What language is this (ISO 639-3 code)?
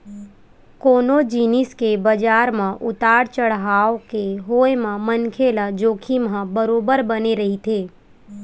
hne